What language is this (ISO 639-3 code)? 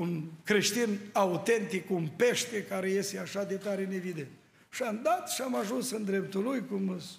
ron